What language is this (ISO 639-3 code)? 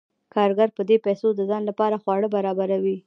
pus